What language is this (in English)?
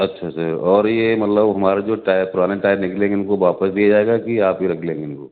Urdu